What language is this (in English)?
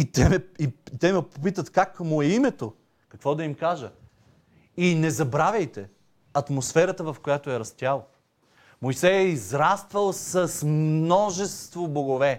Bulgarian